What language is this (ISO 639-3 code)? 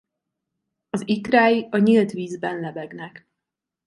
hun